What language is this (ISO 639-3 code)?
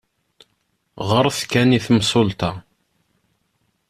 kab